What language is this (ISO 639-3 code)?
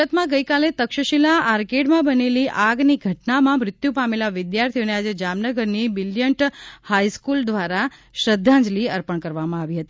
guj